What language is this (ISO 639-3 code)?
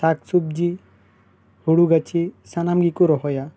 sat